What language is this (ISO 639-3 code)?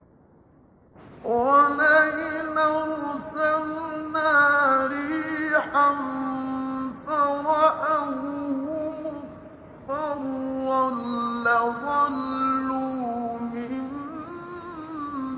ara